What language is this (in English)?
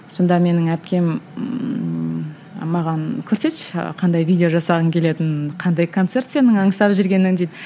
Kazakh